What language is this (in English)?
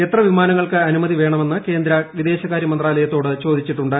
Malayalam